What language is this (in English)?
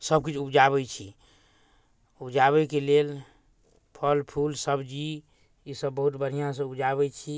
Maithili